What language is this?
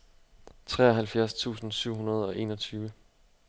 Danish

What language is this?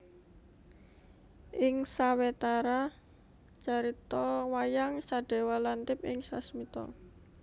Javanese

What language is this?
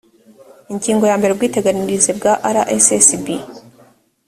Kinyarwanda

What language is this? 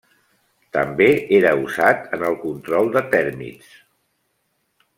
Catalan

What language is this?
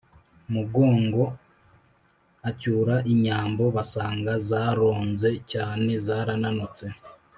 Kinyarwanda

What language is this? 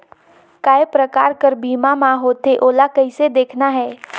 Chhattisgarhi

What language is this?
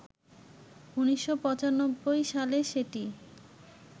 Bangla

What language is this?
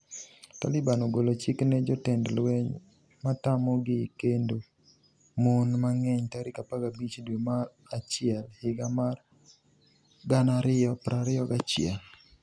Luo (Kenya and Tanzania)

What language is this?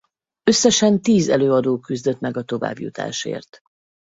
Hungarian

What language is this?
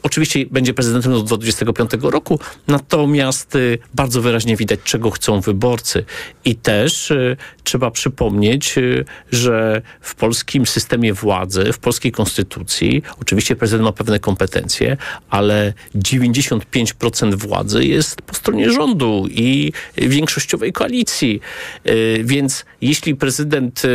Polish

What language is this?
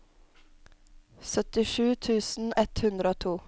Norwegian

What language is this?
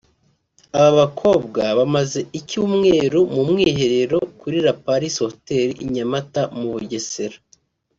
Kinyarwanda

